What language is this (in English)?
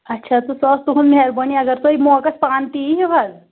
Kashmiri